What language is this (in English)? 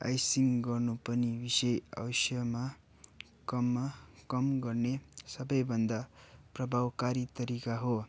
Nepali